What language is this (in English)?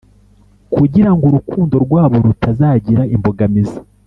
Kinyarwanda